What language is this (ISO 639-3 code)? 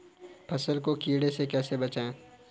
hin